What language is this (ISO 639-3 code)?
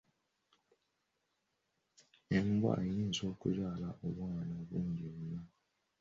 lug